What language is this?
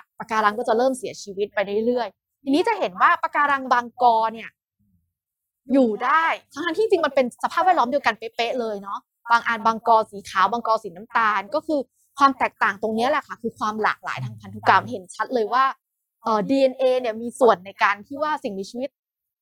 Thai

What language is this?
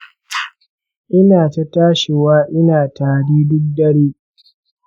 Hausa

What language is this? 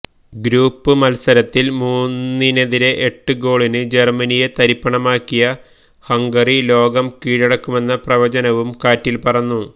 Malayalam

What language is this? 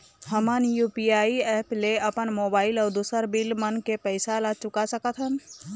Chhattisgarhi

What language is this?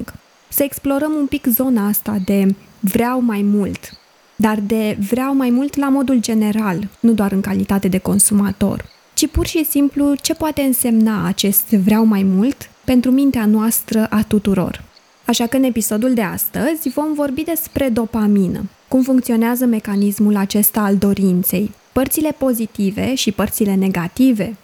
Romanian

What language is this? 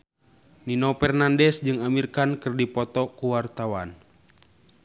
Sundanese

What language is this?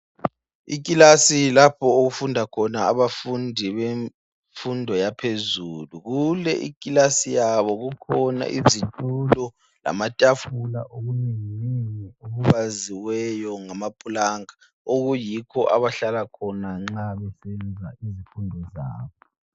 North Ndebele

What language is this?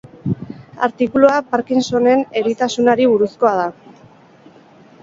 Basque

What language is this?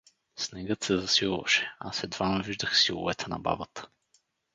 Bulgarian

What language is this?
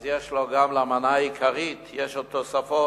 Hebrew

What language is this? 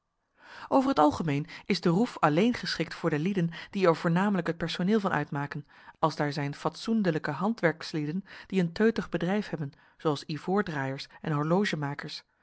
Dutch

